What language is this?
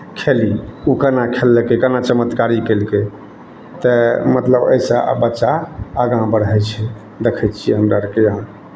Maithili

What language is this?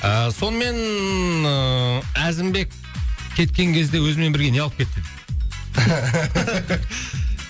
Kazakh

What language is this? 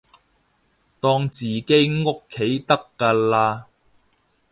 Cantonese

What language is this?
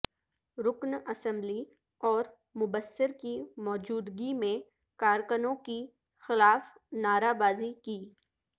Urdu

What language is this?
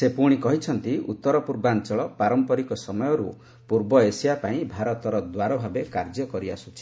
Odia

